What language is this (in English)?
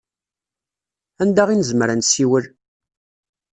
Kabyle